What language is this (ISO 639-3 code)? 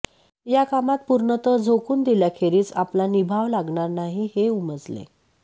mar